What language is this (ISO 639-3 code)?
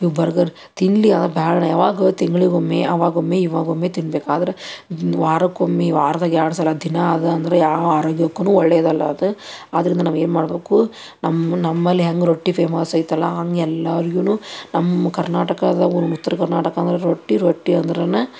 kan